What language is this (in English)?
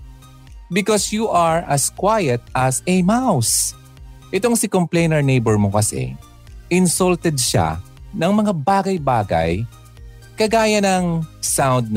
Filipino